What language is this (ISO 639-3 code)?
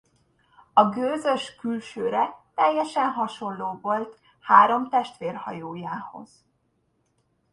hun